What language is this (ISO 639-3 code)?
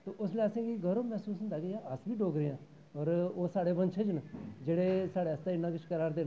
doi